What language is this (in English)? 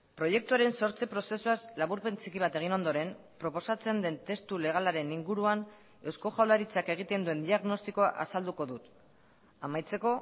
Basque